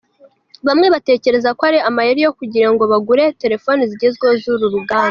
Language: Kinyarwanda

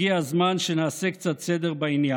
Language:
Hebrew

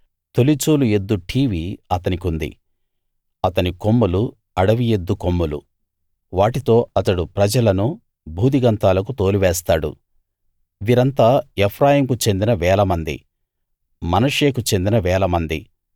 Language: Telugu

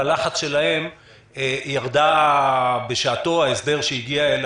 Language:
Hebrew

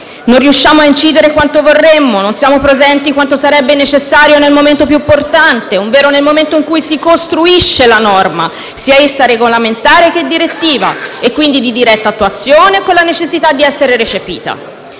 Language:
Italian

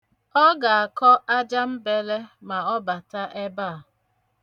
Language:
Igbo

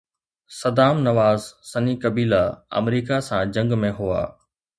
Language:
Sindhi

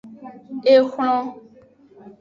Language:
Aja (Benin)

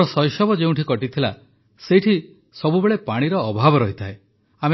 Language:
Odia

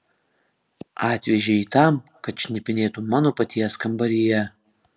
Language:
Lithuanian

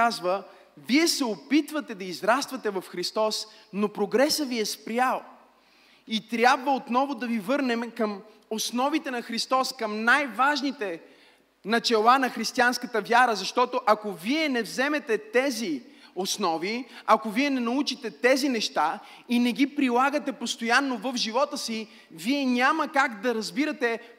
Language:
Bulgarian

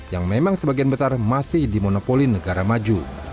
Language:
Indonesian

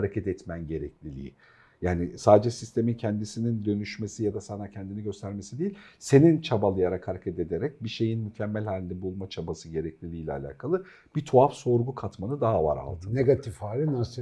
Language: Turkish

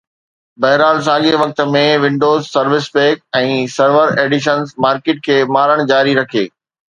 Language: Sindhi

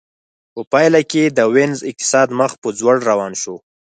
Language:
Pashto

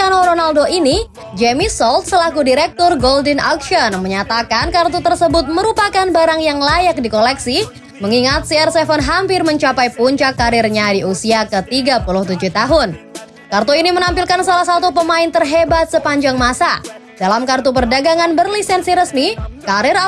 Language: Indonesian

